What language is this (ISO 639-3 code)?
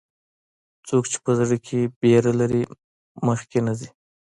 pus